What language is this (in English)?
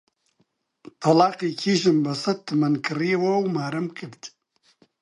Central Kurdish